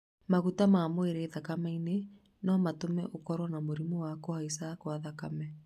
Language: Kikuyu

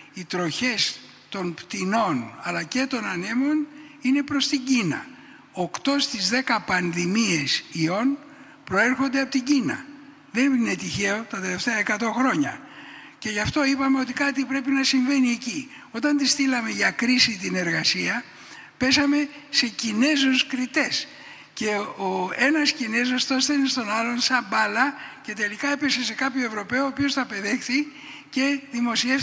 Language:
Greek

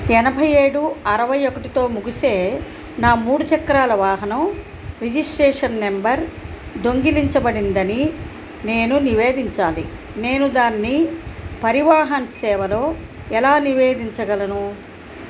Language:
Telugu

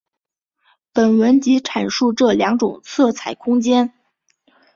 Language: Chinese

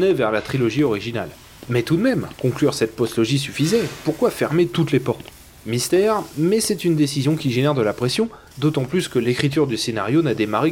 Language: French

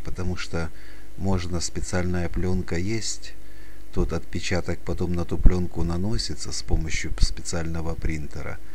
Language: Russian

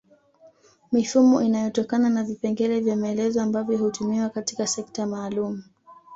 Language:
Swahili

